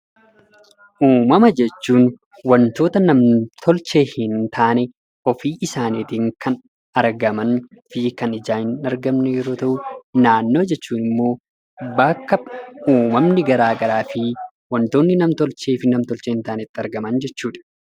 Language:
Oromo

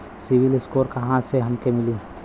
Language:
Bhojpuri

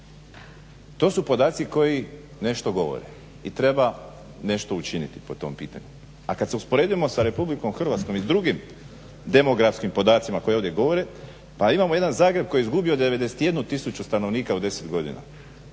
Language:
Croatian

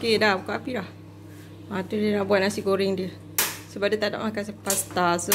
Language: Malay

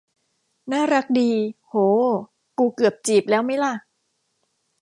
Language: Thai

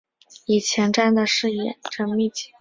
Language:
Chinese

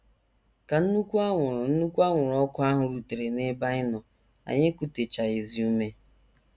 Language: Igbo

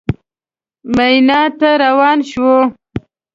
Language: Pashto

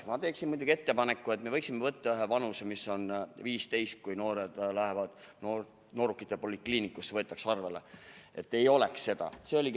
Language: Estonian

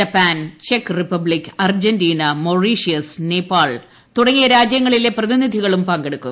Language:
Malayalam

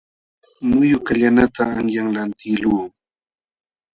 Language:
Jauja Wanca Quechua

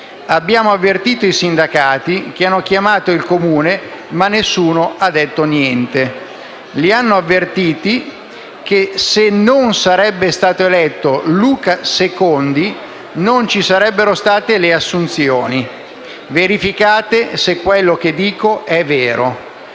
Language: Italian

